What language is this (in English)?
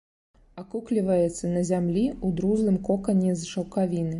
Belarusian